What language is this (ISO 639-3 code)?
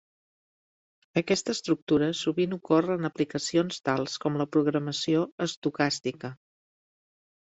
cat